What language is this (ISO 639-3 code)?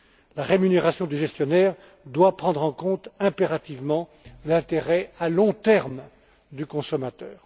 fra